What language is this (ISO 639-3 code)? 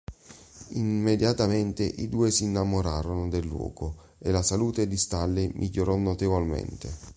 ita